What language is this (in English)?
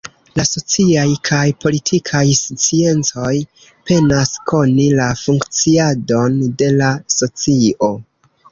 Esperanto